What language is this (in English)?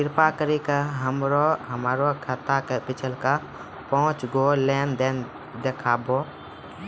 Maithili